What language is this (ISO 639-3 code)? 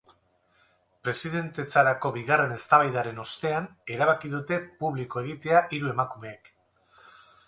eus